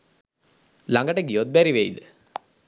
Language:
Sinhala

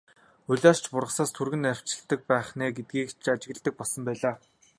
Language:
Mongolian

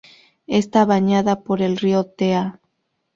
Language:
Spanish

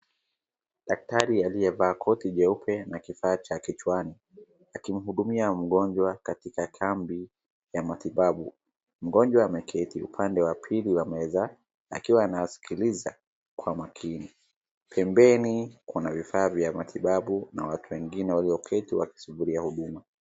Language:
Swahili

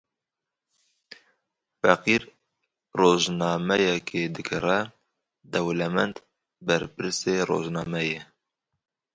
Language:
Kurdish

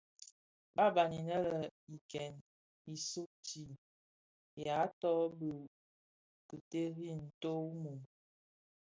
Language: Bafia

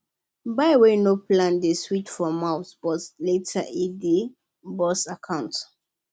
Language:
Nigerian Pidgin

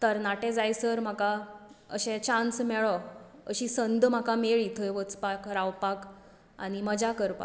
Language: Konkani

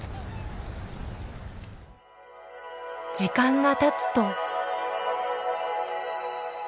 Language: Japanese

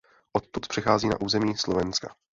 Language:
Czech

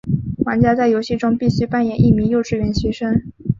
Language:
Chinese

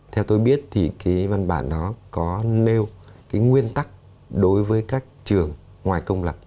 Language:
Vietnamese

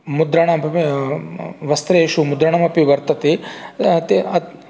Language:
Sanskrit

